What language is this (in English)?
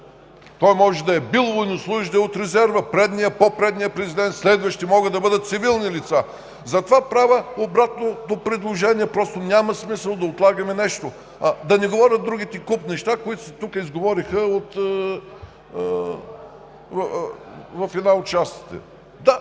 Bulgarian